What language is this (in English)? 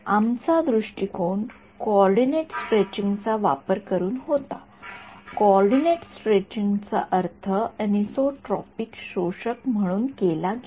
Marathi